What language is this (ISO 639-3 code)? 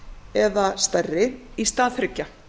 isl